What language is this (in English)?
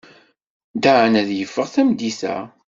Kabyle